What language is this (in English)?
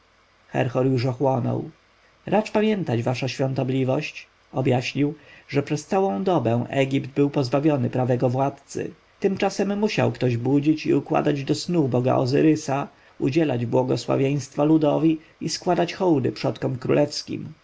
Polish